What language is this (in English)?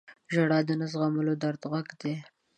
Pashto